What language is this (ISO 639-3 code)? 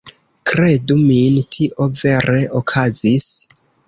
epo